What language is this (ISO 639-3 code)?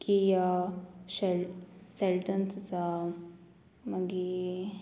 kok